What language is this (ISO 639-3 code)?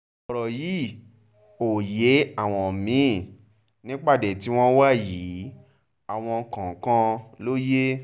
yor